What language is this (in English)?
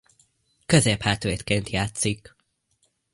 Hungarian